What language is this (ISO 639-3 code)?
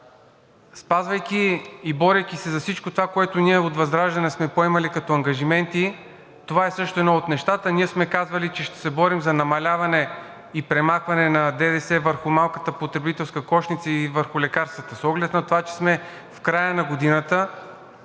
bul